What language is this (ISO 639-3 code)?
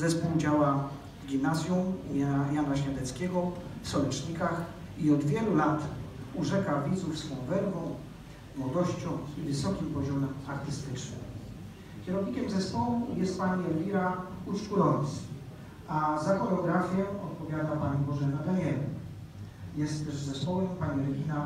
pol